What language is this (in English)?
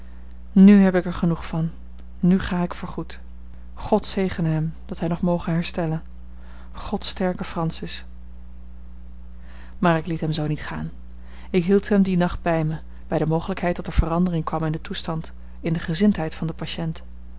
Dutch